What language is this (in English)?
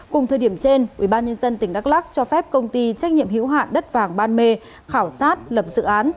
Vietnamese